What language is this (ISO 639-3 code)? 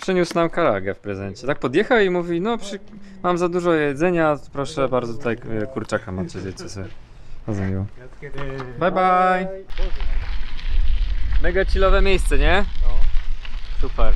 pol